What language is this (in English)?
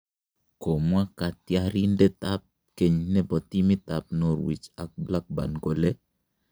Kalenjin